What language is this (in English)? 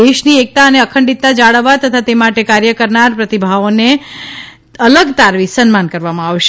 Gujarati